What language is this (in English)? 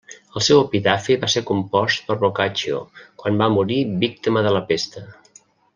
Catalan